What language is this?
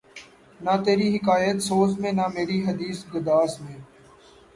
Urdu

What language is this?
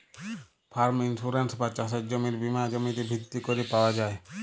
Bangla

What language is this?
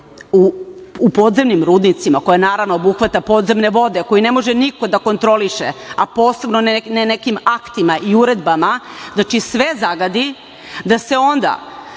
Serbian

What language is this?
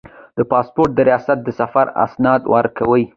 Pashto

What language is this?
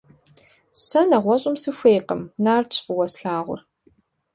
Kabardian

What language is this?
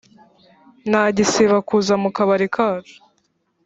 Kinyarwanda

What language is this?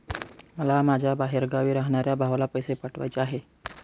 Marathi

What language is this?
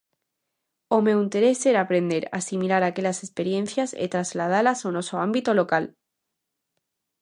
Galician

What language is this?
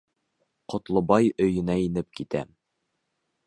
Bashkir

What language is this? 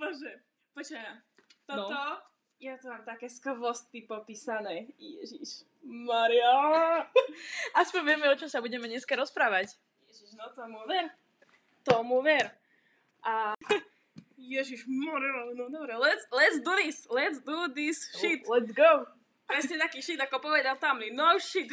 Slovak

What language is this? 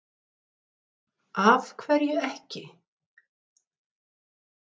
Icelandic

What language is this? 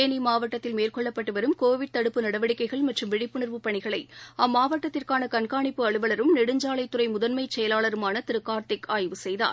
Tamil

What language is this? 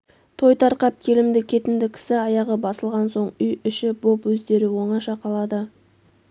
Kazakh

